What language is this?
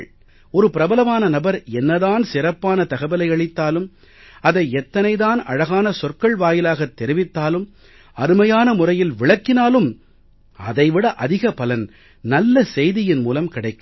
Tamil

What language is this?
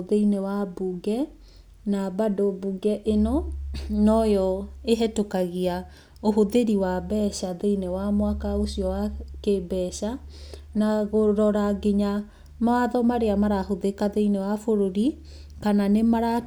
Kikuyu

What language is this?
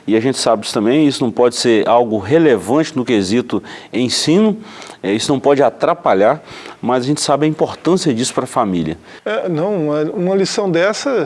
Portuguese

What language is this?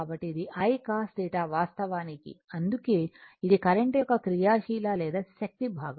Telugu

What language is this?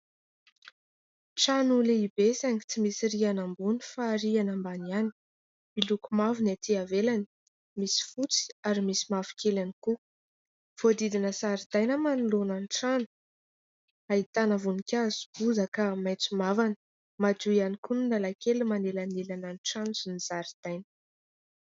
Malagasy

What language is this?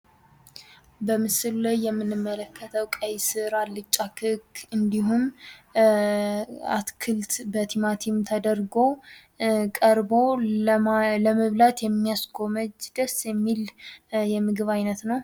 Amharic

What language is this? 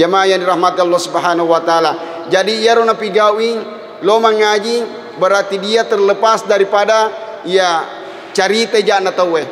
Malay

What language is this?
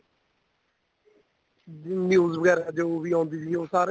Punjabi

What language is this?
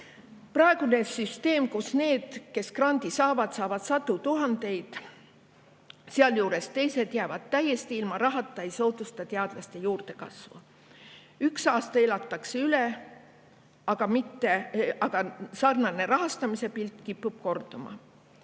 Estonian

